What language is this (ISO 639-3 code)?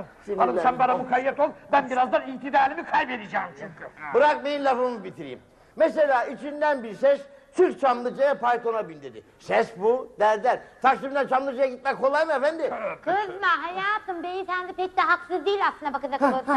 tur